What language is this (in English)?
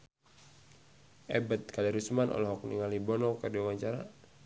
Sundanese